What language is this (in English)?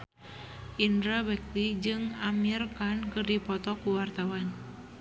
Sundanese